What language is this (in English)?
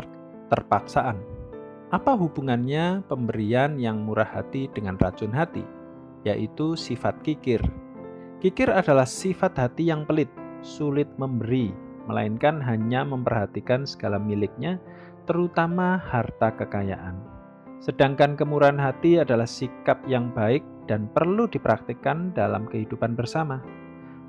Indonesian